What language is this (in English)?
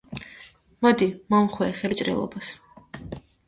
Georgian